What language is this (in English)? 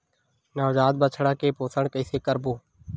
Chhattisgarhi